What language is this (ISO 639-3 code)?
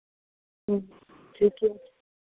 mai